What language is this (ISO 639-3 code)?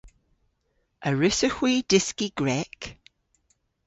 cor